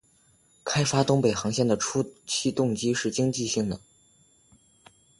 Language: Chinese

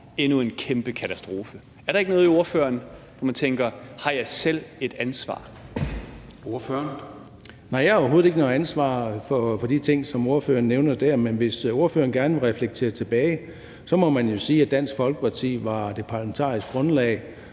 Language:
Danish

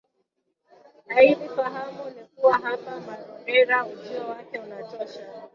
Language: Swahili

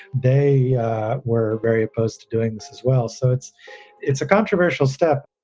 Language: English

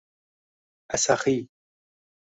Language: Uzbek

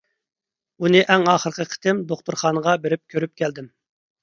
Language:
Uyghur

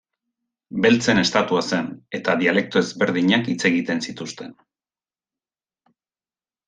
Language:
Basque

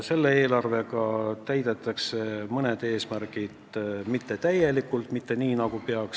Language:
Estonian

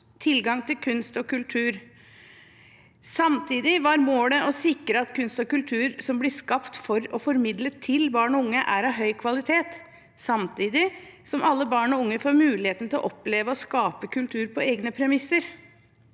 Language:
Norwegian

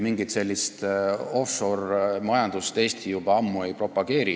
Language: Estonian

